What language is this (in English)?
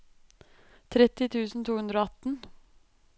Norwegian